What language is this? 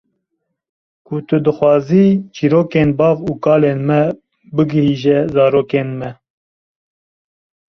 Kurdish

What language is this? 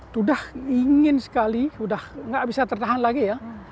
Indonesian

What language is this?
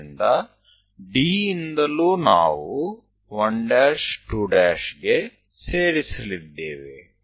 Kannada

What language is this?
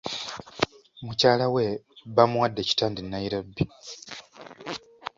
Ganda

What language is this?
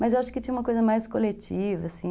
Portuguese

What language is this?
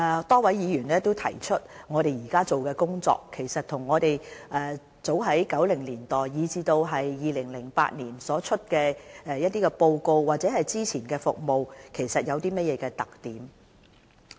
Cantonese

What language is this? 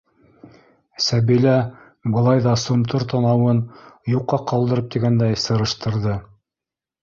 Bashkir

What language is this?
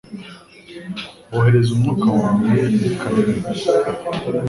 Kinyarwanda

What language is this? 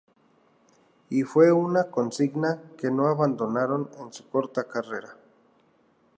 Spanish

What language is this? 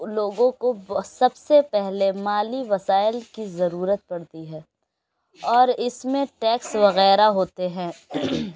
Urdu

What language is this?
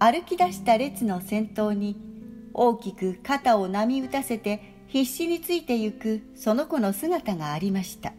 Japanese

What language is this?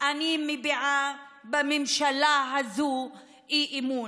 Hebrew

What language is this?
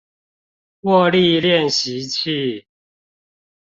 Chinese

